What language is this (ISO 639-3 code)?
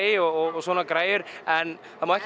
isl